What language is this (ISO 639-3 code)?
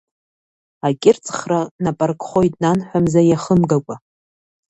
abk